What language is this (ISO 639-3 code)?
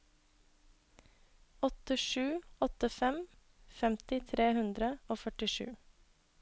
nor